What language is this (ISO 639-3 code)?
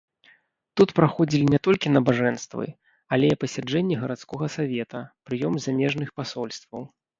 bel